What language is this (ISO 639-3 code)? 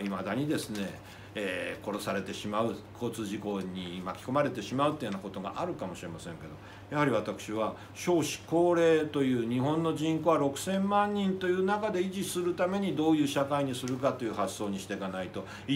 jpn